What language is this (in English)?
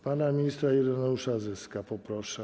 Polish